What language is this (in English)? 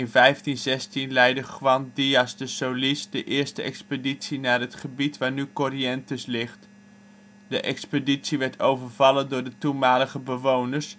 Dutch